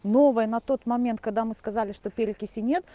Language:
Russian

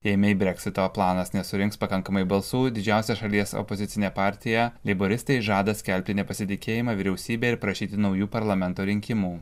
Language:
Lithuanian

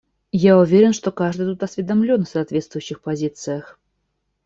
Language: Russian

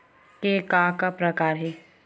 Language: Chhattisgarhi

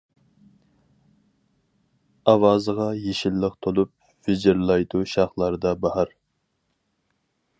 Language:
Uyghur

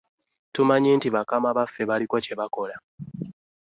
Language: Ganda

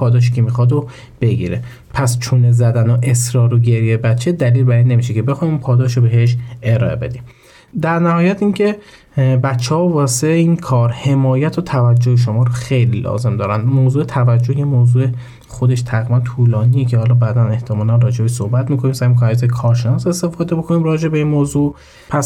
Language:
Persian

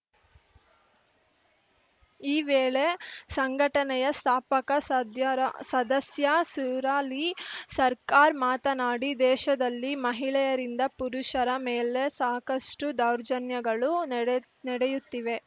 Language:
Kannada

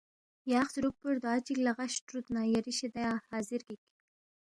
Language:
Balti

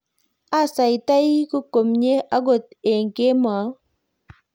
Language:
Kalenjin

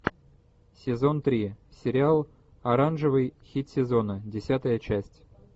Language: Russian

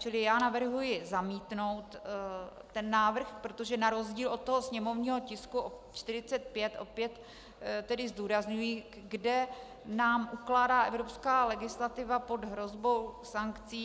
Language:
Czech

